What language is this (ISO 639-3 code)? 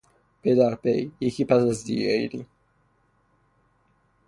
fas